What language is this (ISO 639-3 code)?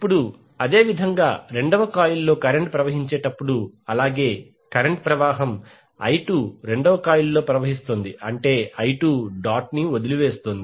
tel